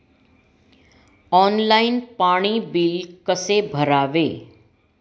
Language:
Marathi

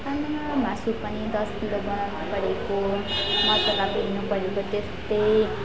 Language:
Nepali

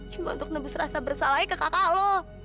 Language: Indonesian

